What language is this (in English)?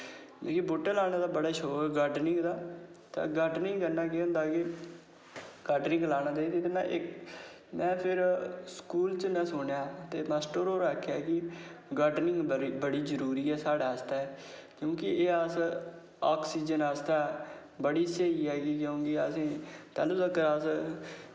Dogri